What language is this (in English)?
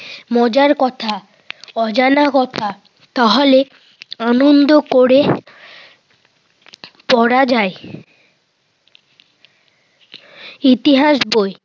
Bangla